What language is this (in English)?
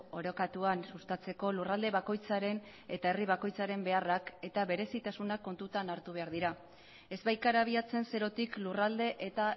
Basque